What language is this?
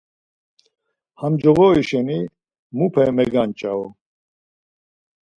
Laz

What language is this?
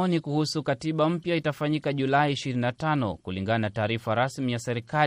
Swahili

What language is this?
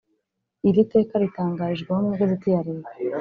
Kinyarwanda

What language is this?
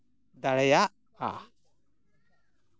Santali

